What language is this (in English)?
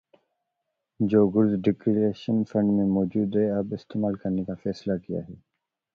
Urdu